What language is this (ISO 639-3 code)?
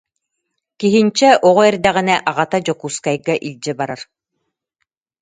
sah